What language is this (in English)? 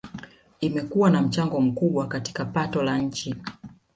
Swahili